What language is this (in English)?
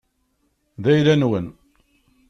Kabyle